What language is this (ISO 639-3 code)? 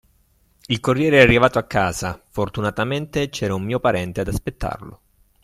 ita